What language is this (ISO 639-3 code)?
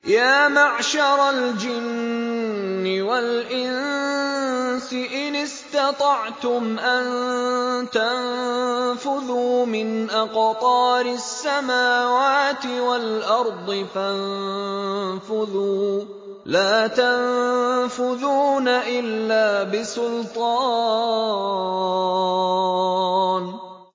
ara